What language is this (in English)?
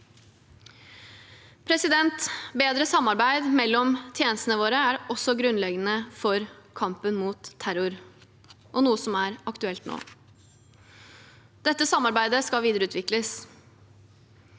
Norwegian